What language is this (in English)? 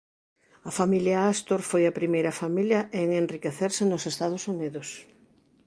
Galician